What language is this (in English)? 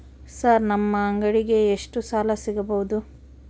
Kannada